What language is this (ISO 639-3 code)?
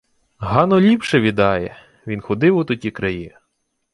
ukr